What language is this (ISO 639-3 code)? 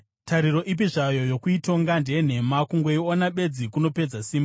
sna